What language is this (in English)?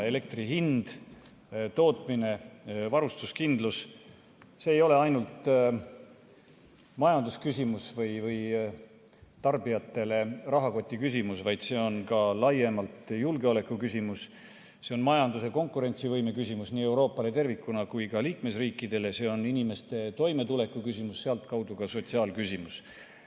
Estonian